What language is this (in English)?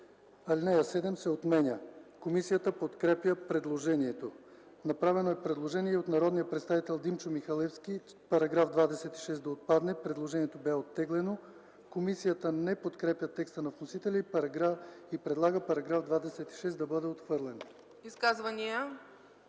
Bulgarian